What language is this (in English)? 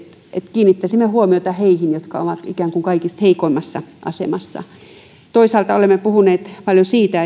Finnish